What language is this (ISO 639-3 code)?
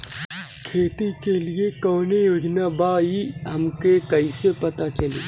bho